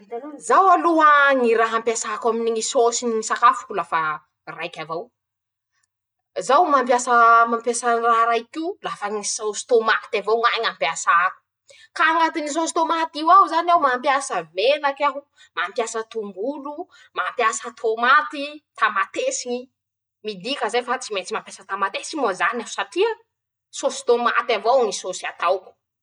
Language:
Masikoro Malagasy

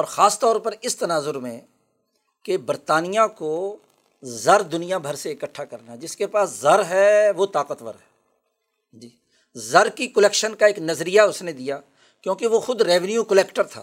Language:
Urdu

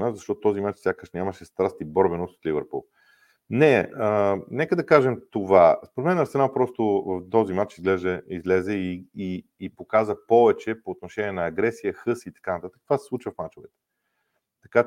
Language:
Bulgarian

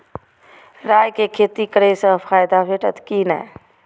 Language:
Maithili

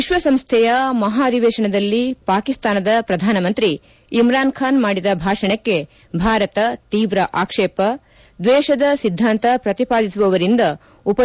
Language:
Kannada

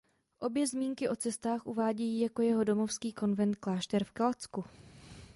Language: Czech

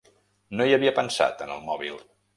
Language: Catalan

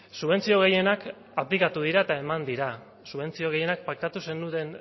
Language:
Basque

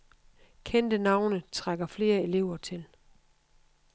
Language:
Danish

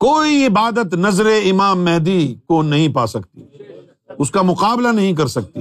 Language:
Urdu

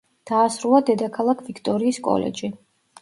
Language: Georgian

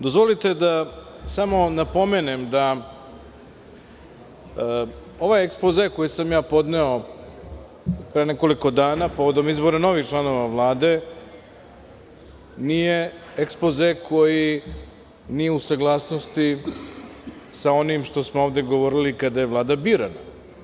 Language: Serbian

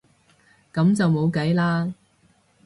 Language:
Cantonese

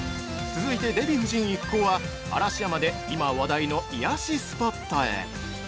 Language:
Japanese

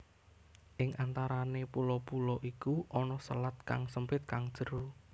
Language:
Javanese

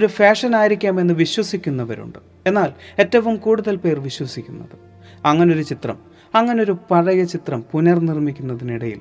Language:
Malayalam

